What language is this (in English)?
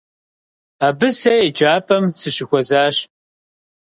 Kabardian